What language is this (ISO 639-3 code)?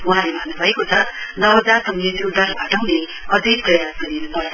nep